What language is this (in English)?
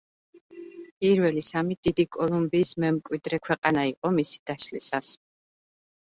Georgian